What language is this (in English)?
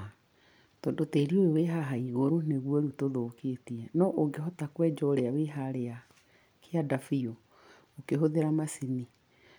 Kikuyu